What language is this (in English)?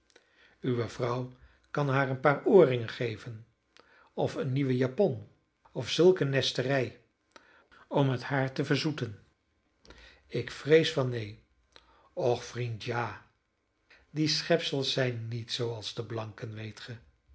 Dutch